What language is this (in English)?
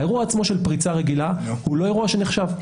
Hebrew